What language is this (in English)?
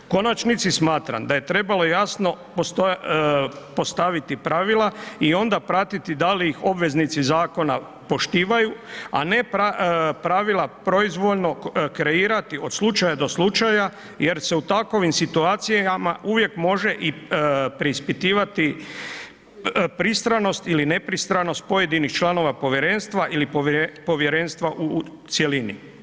Croatian